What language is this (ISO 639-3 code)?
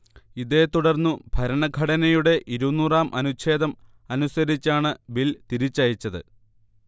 mal